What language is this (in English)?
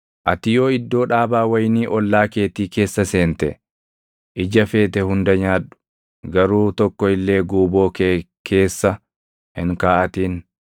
Oromo